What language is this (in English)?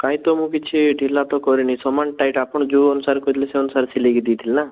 Odia